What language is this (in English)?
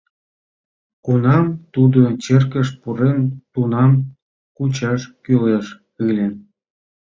Mari